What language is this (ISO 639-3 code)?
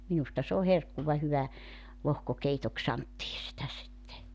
fin